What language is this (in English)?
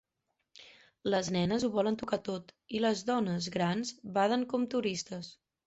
Catalan